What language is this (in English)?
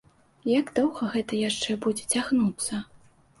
Belarusian